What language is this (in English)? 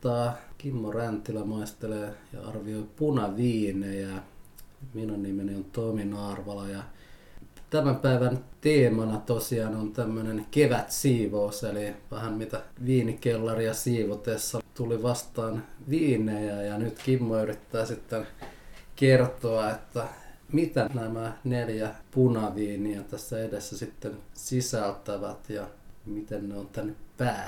Finnish